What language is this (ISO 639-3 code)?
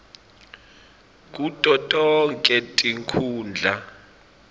ssw